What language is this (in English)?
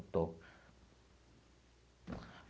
Portuguese